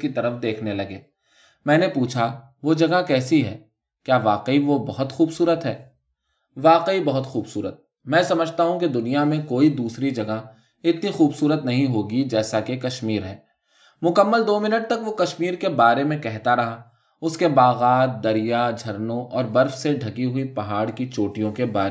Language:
Urdu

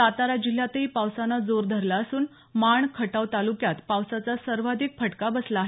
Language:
Marathi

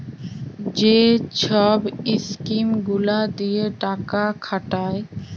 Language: Bangla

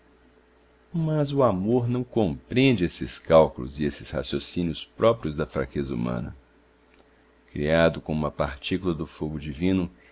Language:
Portuguese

